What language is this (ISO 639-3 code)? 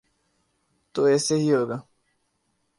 urd